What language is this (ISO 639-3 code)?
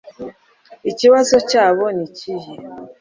kin